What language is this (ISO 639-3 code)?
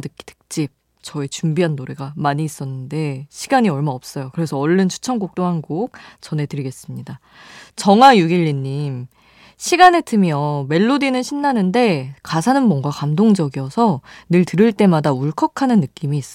kor